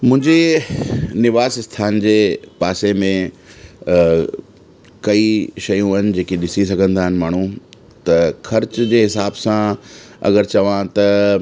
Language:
Sindhi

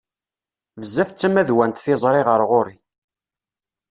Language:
Kabyle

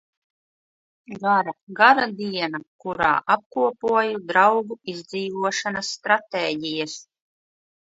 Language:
Latvian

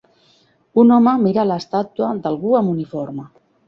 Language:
Catalan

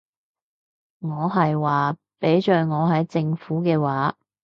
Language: Cantonese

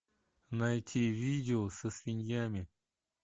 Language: Russian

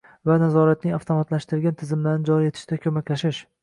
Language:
Uzbek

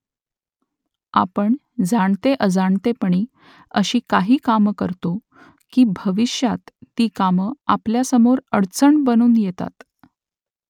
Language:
Marathi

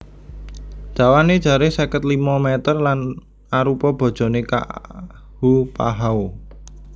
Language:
Javanese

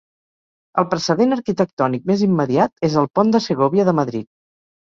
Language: Catalan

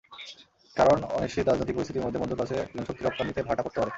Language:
Bangla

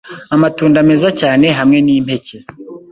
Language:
Kinyarwanda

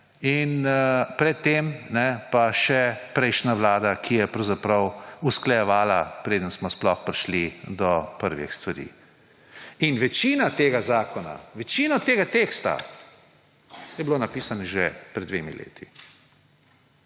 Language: Slovenian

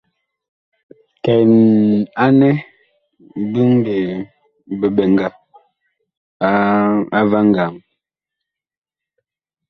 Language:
Bakoko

